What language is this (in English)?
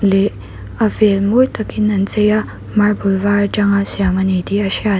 Mizo